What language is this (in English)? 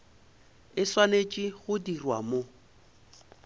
Northern Sotho